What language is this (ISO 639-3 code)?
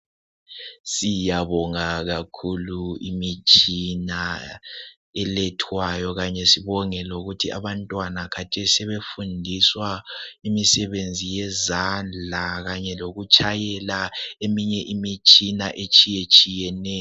nde